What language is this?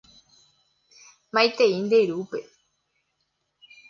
Guarani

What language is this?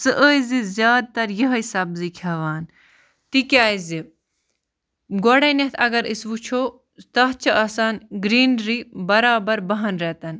Kashmiri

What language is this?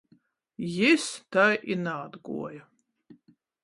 Latgalian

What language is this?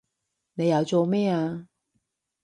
Cantonese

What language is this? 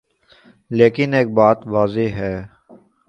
Urdu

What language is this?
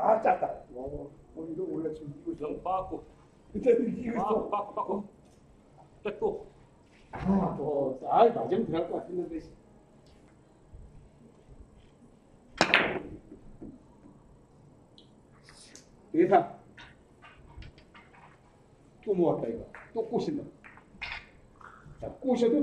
Korean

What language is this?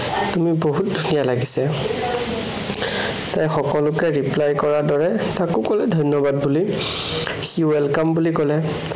Assamese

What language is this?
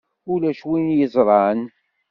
Kabyle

